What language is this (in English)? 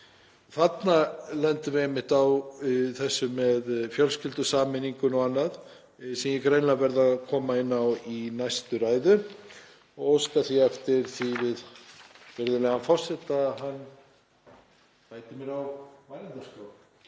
Icelandic